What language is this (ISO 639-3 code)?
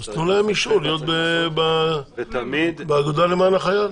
heb